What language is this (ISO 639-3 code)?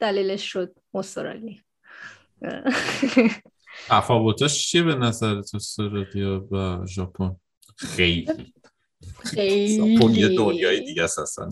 fas